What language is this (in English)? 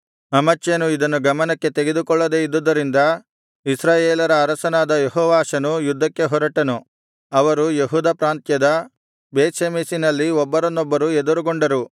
Kannada